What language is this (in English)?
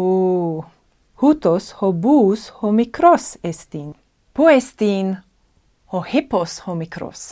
Greek